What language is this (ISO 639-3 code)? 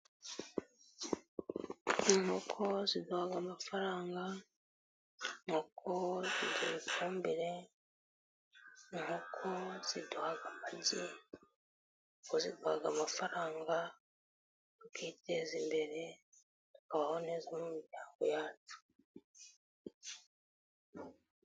kin